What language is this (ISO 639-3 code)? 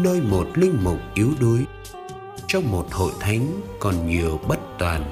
vie